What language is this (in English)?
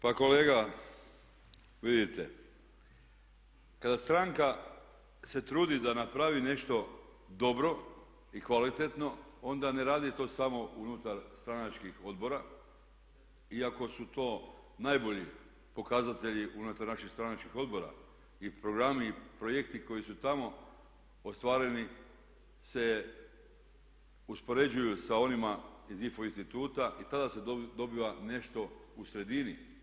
Croatian